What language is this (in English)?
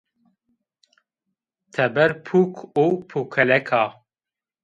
Zaza